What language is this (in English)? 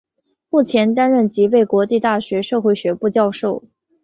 Chinese